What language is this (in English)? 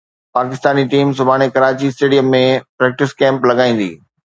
Sindhi